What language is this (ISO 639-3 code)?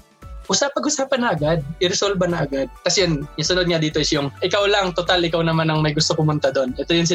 fil